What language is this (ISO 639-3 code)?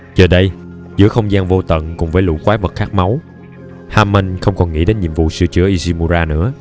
vie